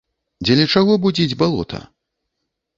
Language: Belarusian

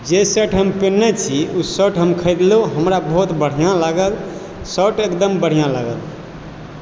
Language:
Maithili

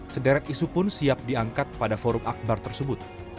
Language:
Indonesian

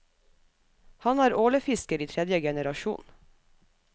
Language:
Norwegian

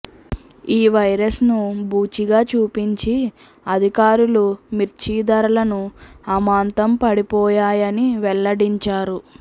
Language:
Telugu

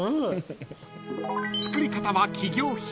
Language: Japanese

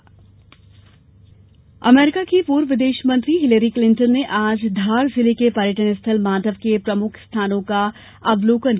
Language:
Hindi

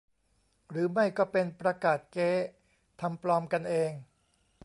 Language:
Thai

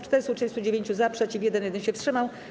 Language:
Polish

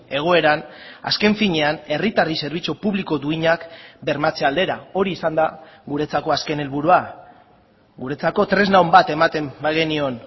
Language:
Basque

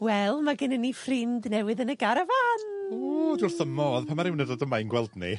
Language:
Welsh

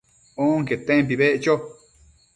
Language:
Matsés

